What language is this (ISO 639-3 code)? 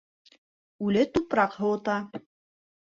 bak